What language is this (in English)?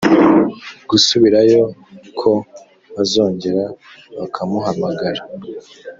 Kinyarwanda